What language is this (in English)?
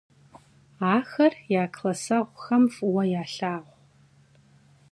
Kabardian